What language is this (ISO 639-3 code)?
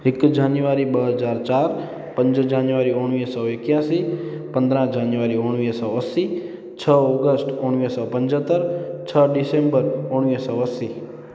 snd